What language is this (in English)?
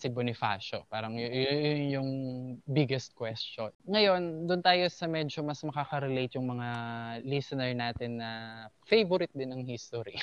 Filipino